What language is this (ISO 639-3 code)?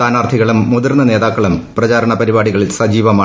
mal